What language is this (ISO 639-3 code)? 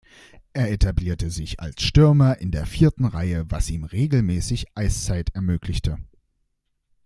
deu